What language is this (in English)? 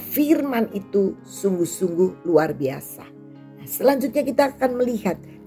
Indonesian